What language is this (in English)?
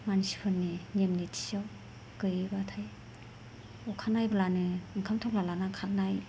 Bodo